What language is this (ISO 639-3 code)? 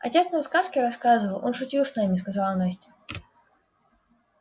rus